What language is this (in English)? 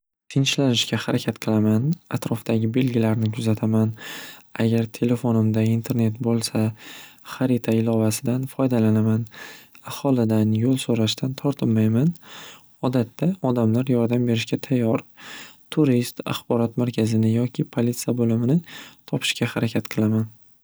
Uzbek